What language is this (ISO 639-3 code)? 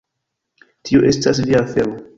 epo